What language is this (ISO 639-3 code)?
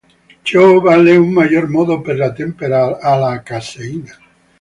ita